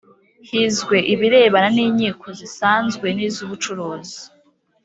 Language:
Kinyarwanda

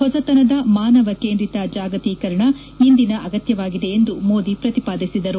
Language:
Kannada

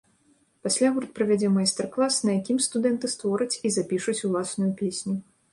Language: Belarusian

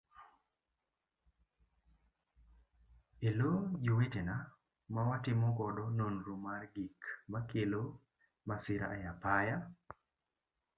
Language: Luo (Kenya and Tanzania)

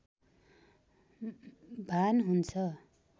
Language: Nepali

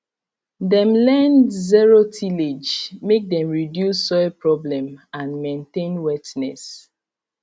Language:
Nigerian Pidgin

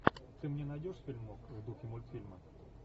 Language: Russian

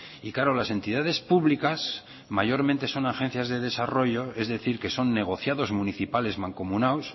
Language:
Spanish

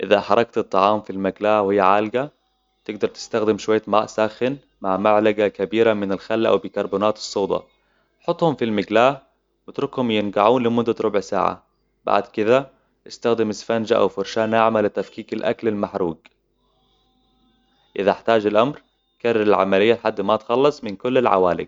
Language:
Hijazi Arabic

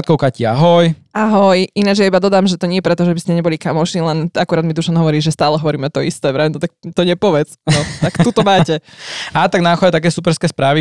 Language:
Slovak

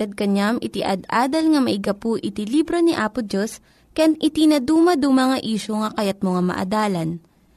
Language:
Filipino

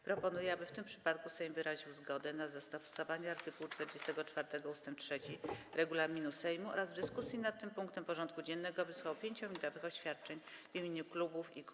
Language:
Polish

